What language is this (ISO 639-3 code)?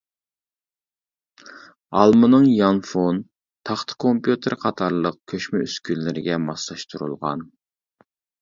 uig